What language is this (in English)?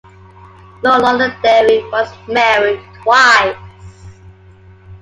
English